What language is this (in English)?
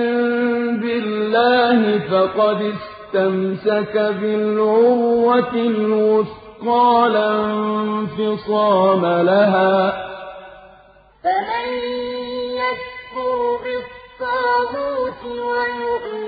Arabic